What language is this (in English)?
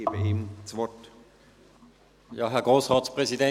Swiss German